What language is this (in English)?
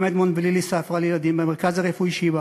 Hebrew